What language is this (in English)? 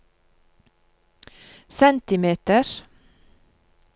Norwegian